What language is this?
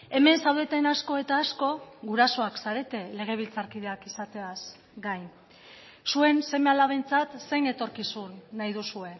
Basque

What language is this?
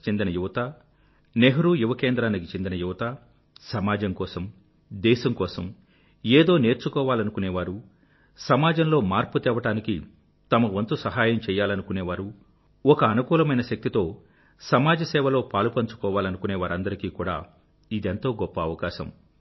Telugu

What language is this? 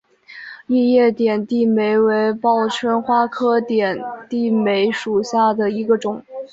Chinese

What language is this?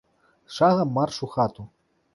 Belarusian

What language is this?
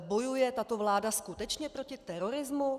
Czech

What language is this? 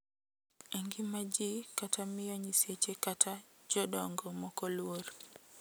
Luo (Kenya and Tanzania)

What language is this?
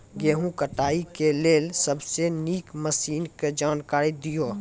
Maithili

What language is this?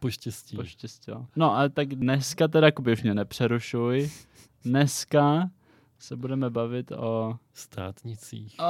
Czech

